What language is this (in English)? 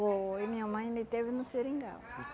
Portuguese